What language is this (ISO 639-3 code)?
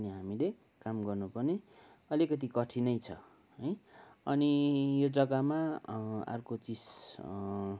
nep